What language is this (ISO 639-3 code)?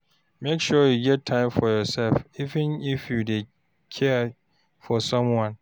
pcm